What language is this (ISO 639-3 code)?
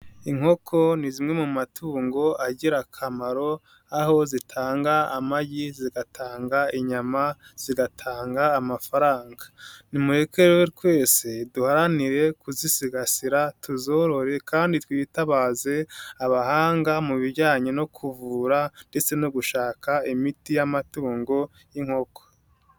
kin